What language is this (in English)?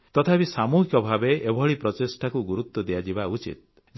Odia